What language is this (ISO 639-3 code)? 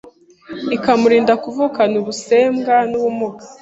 kin